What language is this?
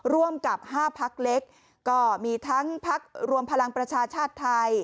Thai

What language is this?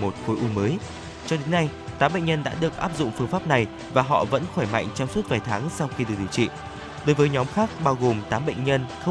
Vietnamese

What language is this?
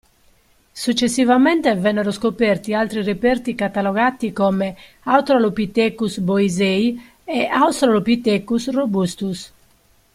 Italian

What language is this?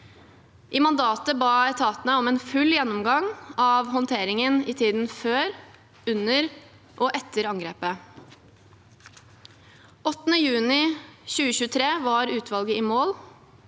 Norwegian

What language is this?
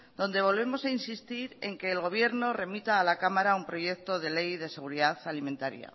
Spanish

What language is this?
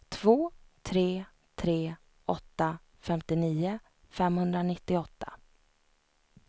Swedish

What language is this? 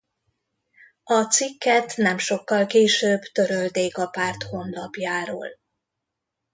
Hungarian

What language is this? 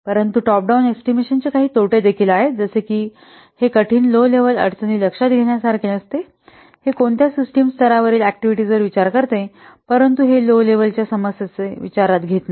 Marathi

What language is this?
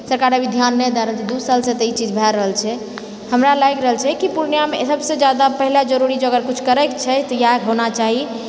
Maithili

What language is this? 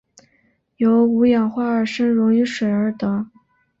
Chinese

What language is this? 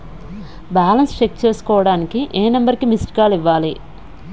Telugu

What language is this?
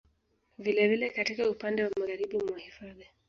Swahili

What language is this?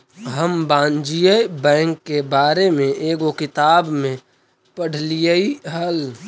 Magahi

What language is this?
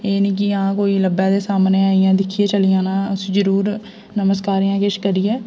Dogri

